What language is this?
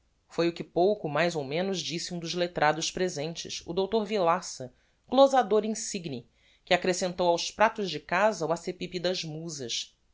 Portuguese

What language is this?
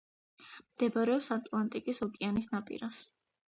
Georgian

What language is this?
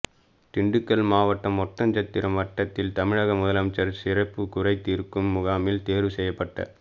Tamil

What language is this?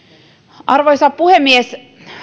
Finnish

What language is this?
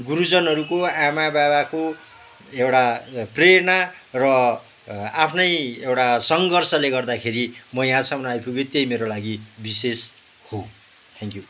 Nepali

